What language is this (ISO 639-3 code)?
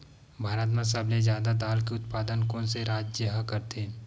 hne